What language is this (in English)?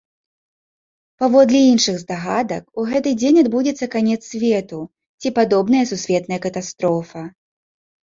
Belarusian